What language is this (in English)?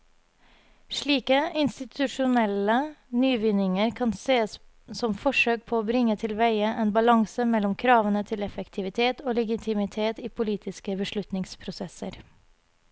Norwegian